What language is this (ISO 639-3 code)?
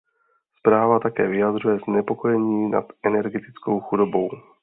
ces